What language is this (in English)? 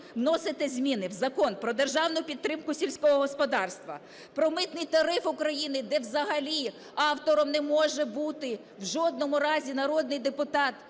Ukrainian